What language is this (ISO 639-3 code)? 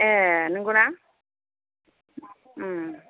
brx